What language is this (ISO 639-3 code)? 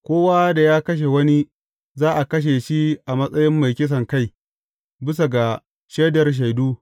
hau